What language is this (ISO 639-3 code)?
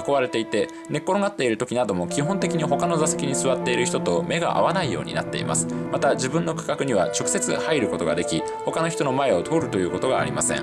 jpn